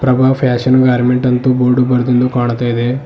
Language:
Kannada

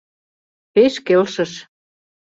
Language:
Mari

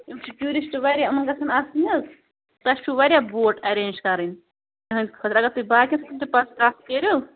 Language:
Kashmiri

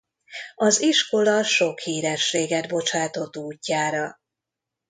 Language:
Hungarian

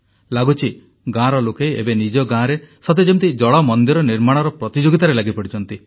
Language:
Odia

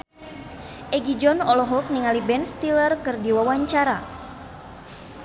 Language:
Sundanese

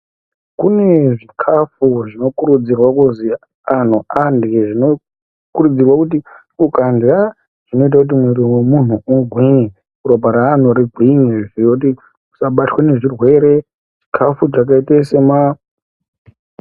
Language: Ndau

